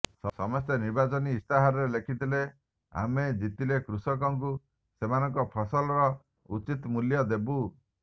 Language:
Odia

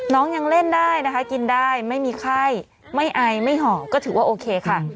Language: Thai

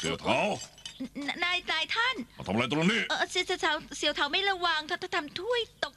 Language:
Thai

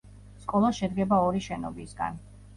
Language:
Georgian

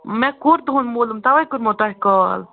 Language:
Kashmiri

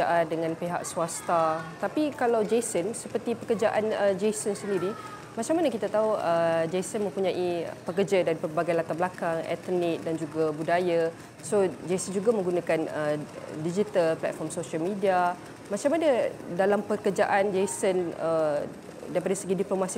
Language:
Malay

